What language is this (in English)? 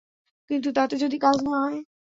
Bangla